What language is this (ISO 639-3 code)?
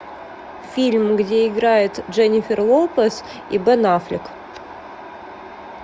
rus